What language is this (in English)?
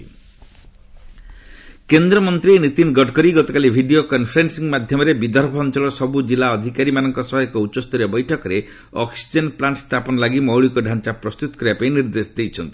Odia